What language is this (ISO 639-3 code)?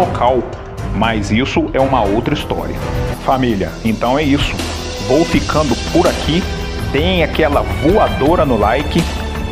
por